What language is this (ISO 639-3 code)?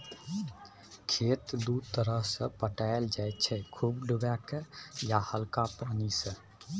mai